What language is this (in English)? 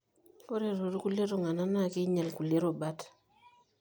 Masai